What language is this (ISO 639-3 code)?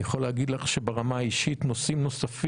heb